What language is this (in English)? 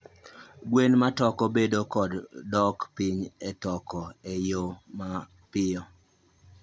Luo (Kenya and Tanzania)